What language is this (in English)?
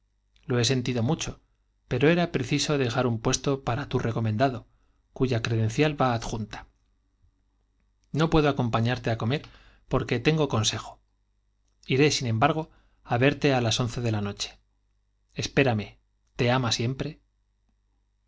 Spanish